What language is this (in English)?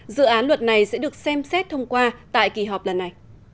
Vietnamese